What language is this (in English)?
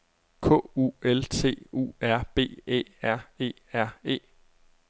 Danish